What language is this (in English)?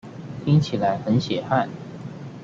Chinese